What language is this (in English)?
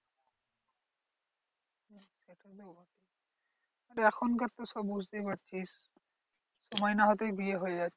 Bangla